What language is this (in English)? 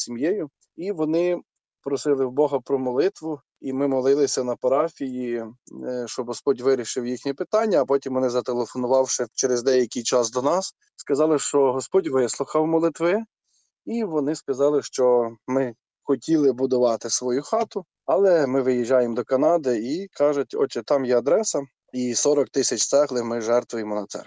Ukrainian